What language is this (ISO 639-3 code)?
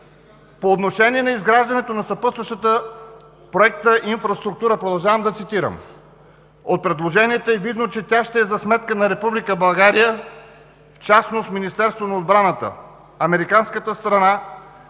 bul